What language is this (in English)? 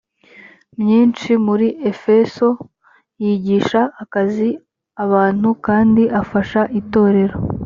Kinyarwanda